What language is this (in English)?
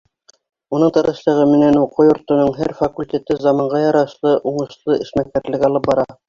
Bashkir